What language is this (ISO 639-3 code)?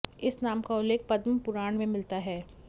san